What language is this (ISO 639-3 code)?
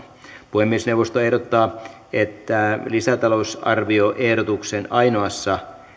fin